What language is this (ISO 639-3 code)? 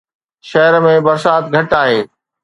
snd